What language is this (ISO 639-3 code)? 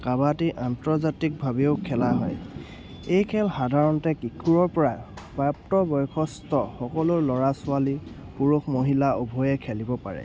asm